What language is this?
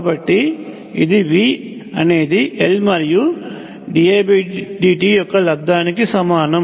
Telugu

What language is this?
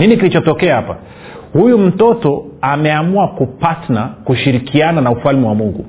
Swahili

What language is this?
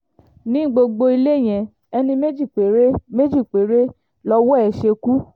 Yoruba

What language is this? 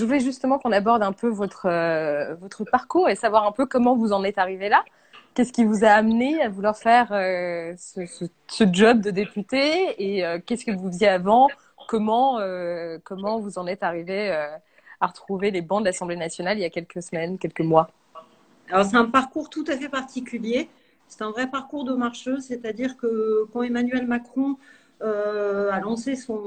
French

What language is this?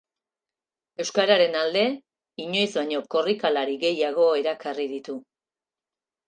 Basque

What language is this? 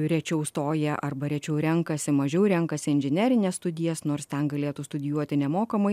Lithuanian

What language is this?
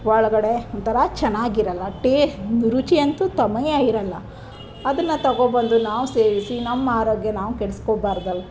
Kannada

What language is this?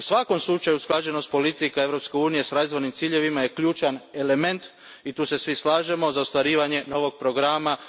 Croatian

